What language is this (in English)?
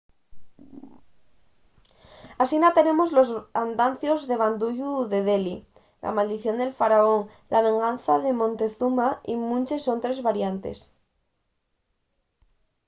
Asturian